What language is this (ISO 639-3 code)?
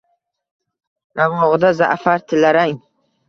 uzb